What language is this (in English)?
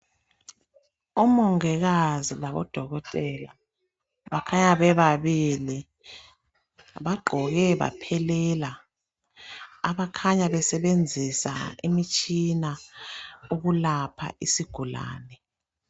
North Ndebele